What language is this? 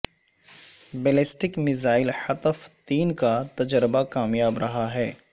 Urdu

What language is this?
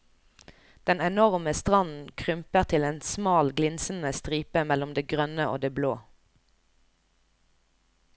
Norwegian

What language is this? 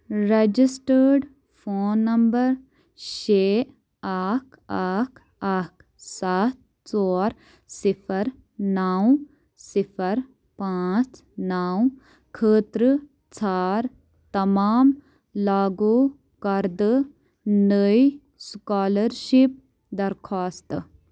Kashmiri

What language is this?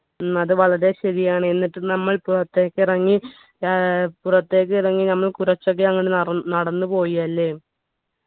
Malayalam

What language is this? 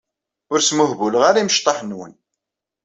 Kabyle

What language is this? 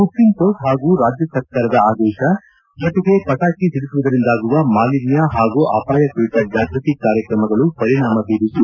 Kannada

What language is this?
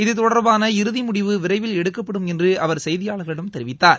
Tamil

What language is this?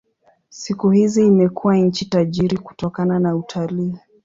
Swahili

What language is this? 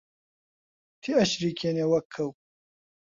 Central Kurdish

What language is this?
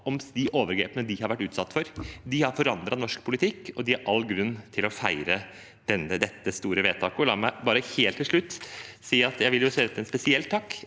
Norwegian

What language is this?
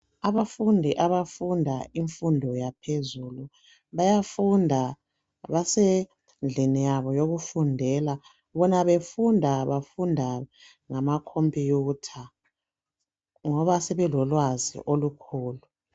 North Ndebele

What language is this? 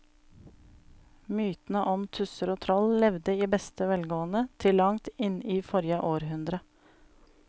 Norwegian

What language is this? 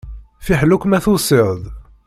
Kabyle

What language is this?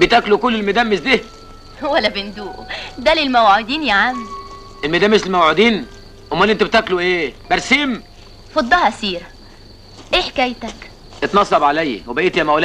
Arabic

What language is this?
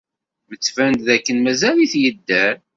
Kabyle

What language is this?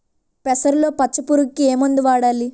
Telugu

